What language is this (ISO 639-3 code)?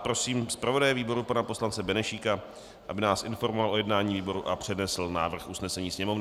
ces